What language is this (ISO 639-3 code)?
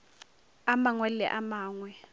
nso